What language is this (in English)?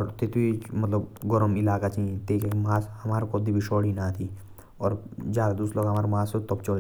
Jaunsari